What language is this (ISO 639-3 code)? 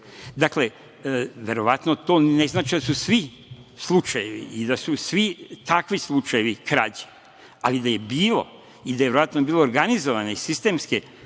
srp